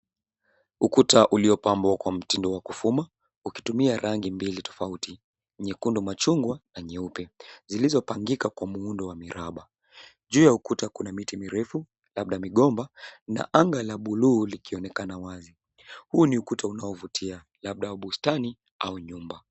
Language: Swahili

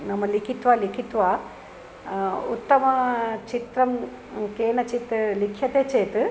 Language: Sanskrit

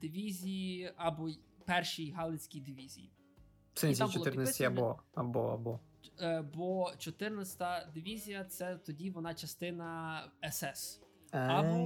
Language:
Ukrainian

